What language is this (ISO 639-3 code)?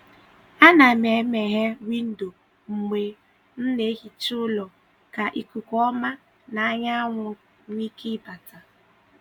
ibo